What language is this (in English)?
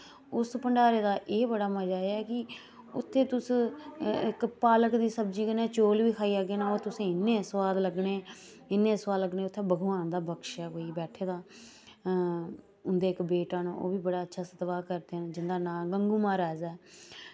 Dogri